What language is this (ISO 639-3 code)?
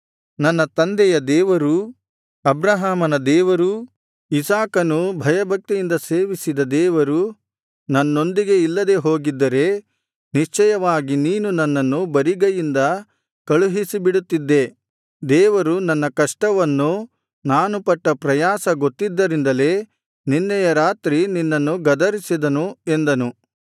kan